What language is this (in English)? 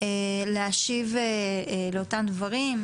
Hebrew